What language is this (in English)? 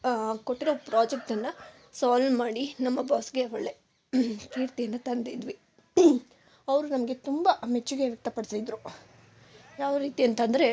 Kannada